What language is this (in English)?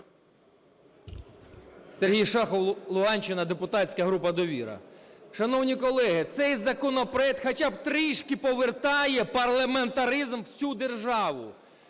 Ukrainian